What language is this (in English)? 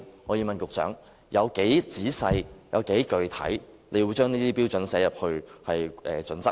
Cantonese